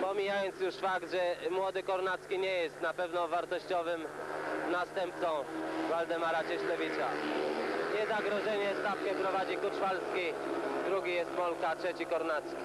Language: Polish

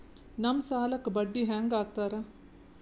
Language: Kannada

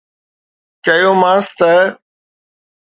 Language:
Sindhi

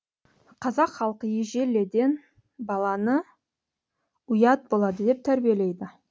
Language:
Kazakh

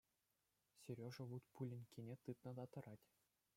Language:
Chuvash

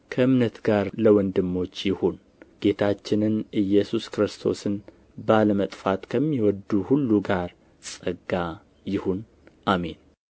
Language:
Amharic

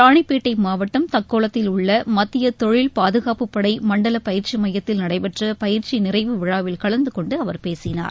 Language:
Tamil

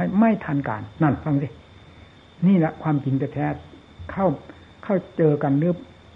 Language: Thai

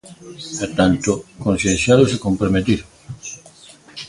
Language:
Galician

